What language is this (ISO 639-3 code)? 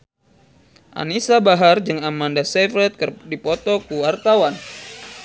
sun